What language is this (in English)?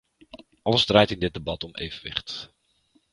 Dutch